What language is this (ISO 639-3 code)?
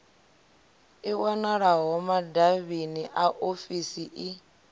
ven